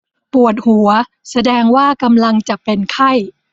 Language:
Thai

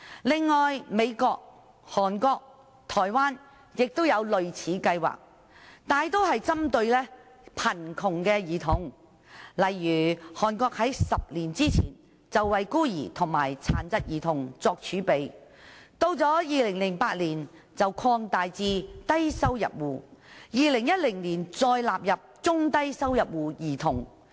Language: Cantonese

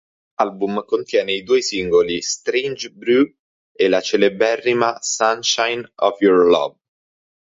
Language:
Italian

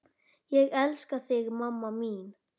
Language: Icelandic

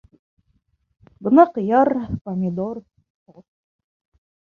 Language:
Bashkir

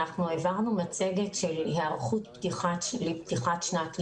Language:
Hebrew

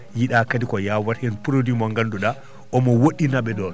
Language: Fula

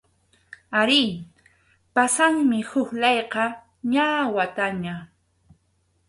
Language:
Arequipa-La Unión Quechua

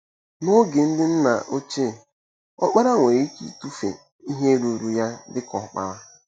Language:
Igbo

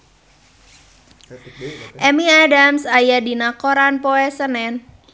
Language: Sundanese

